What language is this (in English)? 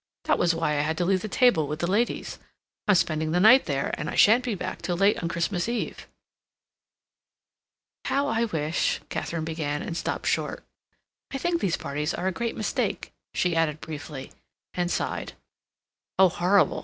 English